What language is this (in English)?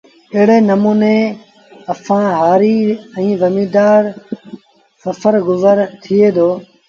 Sindhi Bhil